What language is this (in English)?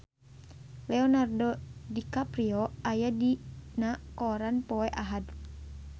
Sundanese